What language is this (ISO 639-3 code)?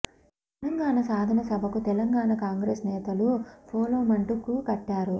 tel